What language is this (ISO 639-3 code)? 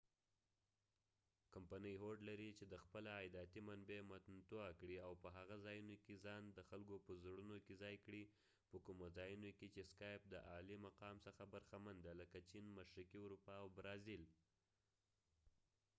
pus